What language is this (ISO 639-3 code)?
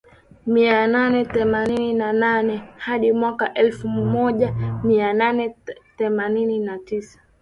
swa